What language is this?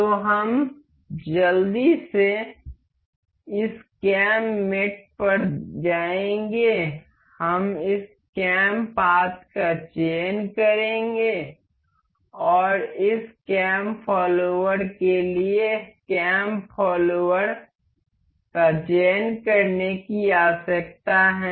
Hindi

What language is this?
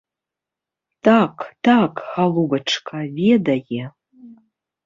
Belarusian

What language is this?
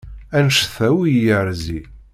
Kabyle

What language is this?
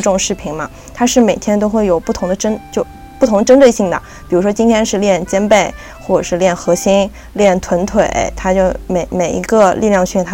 Chinese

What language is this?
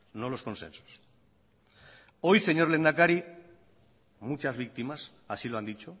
Spanish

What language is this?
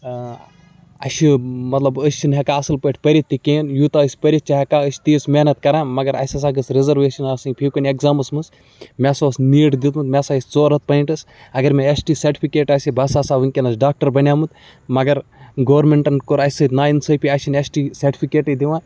Kashmiri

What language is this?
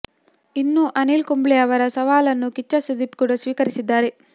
Kannada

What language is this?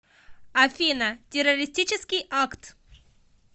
Russian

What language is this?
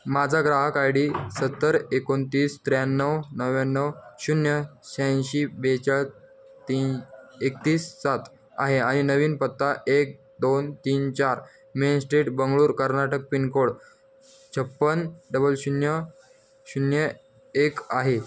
Marathi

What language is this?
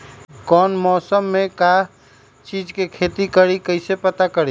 Magahi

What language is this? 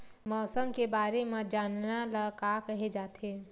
Chhattisgarhi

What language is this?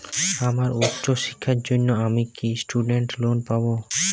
Bangla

